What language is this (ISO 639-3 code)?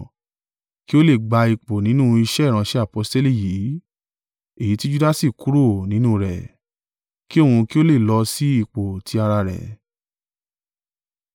yor